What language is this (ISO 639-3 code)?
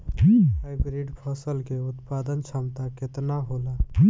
bho